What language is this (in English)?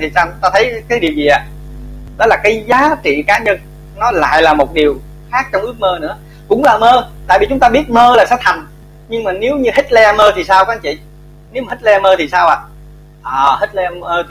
Vietnamese